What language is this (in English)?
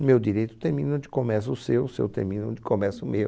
Portuguese